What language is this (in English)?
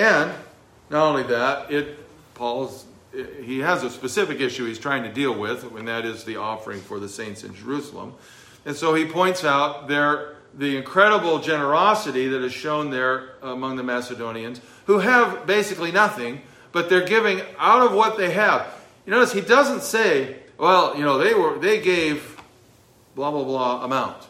English